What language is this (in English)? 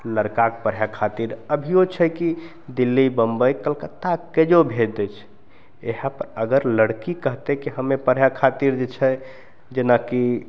Maithili